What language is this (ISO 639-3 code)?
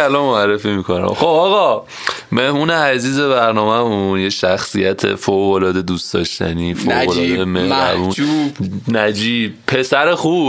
fas